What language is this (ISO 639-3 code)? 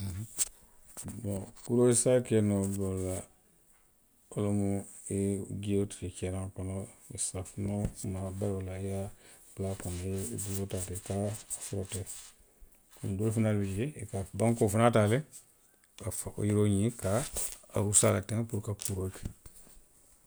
mlq